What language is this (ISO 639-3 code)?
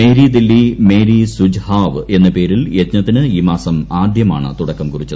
mal